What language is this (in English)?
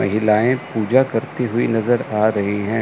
Hindi